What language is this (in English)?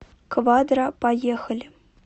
Russian